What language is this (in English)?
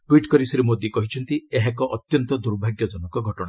Odia